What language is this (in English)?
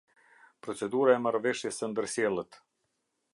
Albanian